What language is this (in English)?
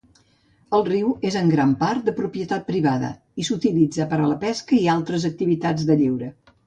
Catalan